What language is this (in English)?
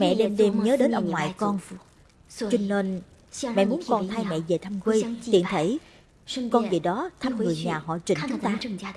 Vietnamese